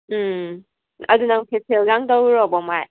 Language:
Manipuri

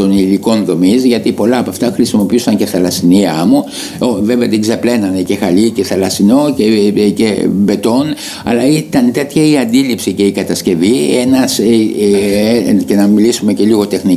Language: Greek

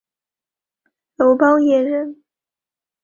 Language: Chinese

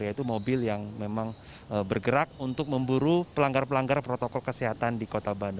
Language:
Indonesian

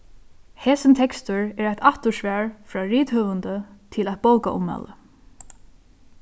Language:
Faroese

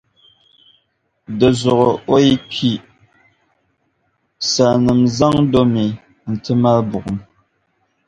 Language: Dagbani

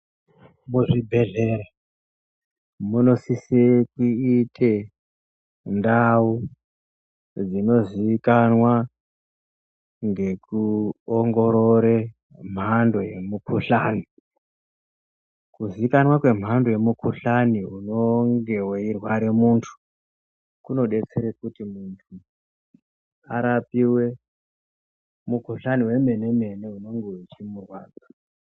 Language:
Ndau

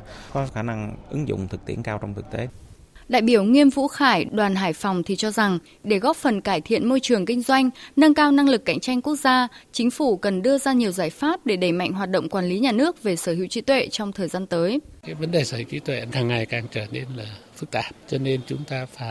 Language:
Vietnamese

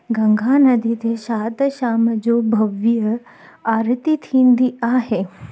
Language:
Sindhi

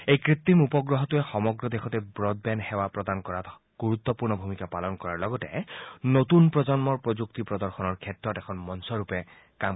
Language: Assamese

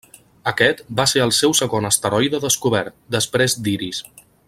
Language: Catalan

